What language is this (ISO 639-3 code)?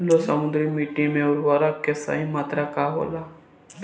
bho